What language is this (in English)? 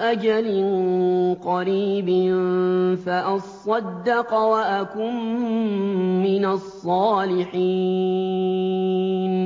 Arabic